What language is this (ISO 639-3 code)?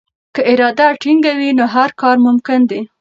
pus